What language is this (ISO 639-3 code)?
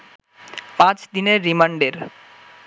ben